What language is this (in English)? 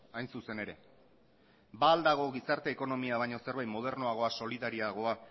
Basque